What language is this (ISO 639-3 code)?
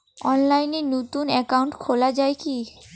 ben